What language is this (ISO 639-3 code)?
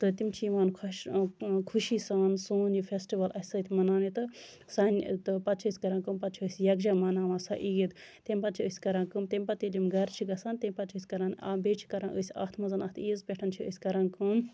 kas